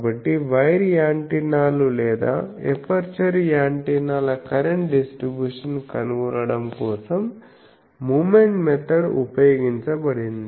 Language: Telugu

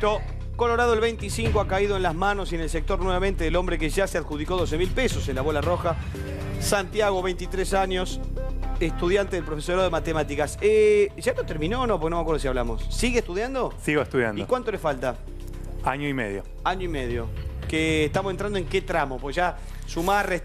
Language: Spanish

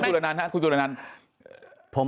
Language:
Thai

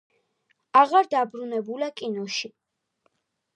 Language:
Georgian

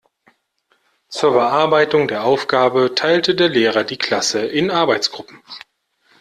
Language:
German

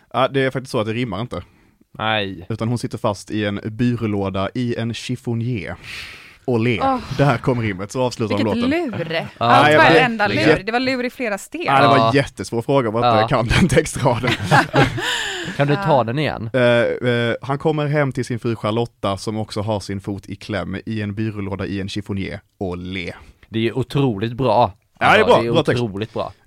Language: Swedish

